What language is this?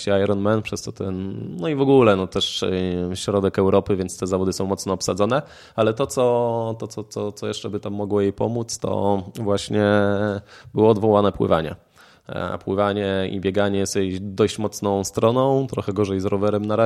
Polish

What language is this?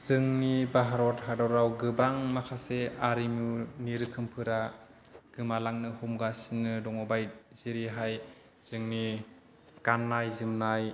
Bodo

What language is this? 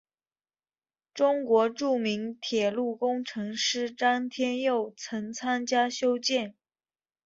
Chinese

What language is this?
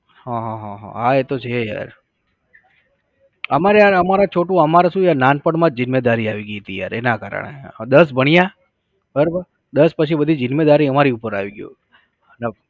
Gujarati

